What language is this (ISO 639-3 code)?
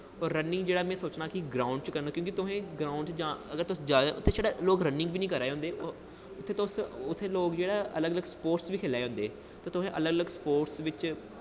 doi